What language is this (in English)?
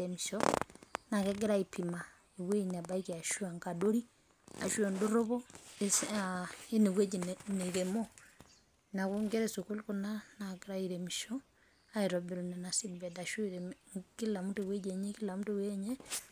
Masai